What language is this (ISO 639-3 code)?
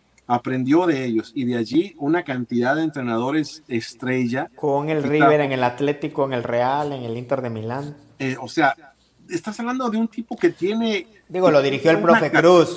spa